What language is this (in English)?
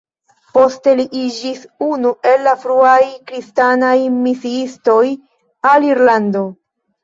Esperanto